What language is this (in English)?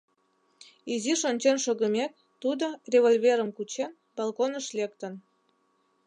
Mari